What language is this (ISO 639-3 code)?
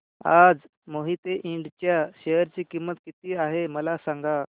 mar